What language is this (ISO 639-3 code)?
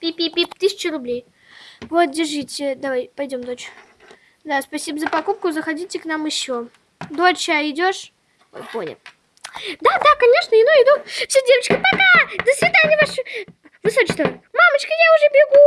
rus